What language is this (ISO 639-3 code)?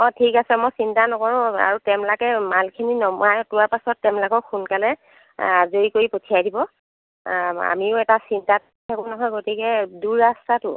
asm